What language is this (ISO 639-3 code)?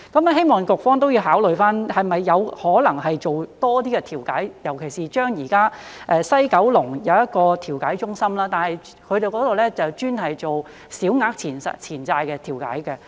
yue